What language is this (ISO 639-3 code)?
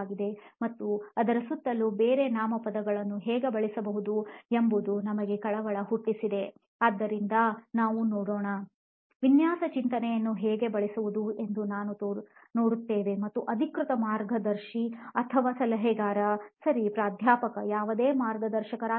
kan